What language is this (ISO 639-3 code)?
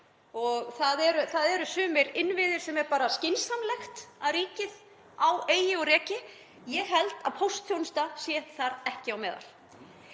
isl